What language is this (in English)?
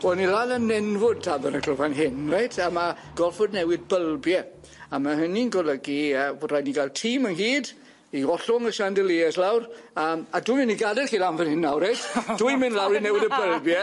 Welsh